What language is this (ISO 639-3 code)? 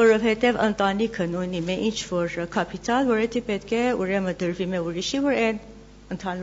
tur